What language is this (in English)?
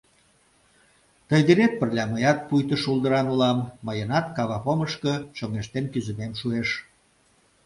Mari